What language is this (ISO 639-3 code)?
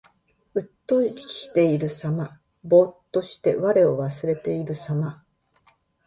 jpn